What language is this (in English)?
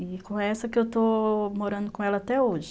Portuguese